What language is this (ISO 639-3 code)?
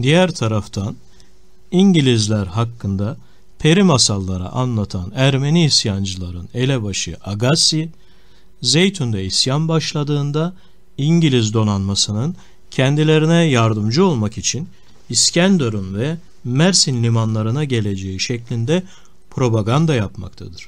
tur